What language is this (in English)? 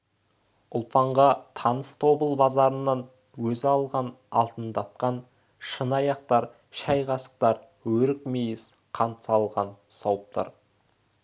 Kazakh